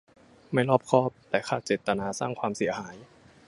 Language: Thai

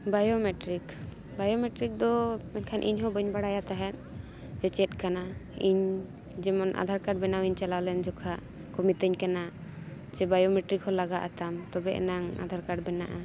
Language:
Santali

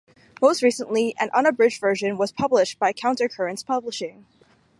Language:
English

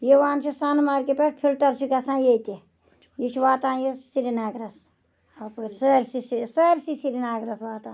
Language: Kashmiri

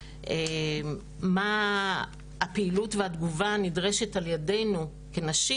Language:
Hebrew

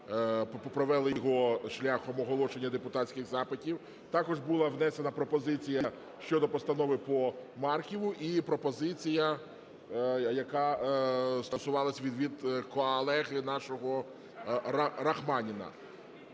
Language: Ukrainian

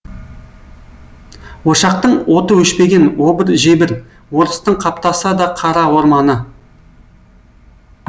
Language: Kazakh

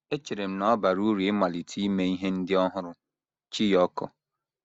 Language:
Igbo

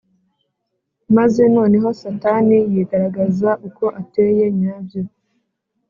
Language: Kinyarwanda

